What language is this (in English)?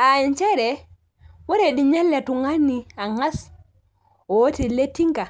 Masai